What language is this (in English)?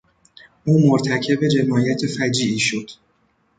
Persian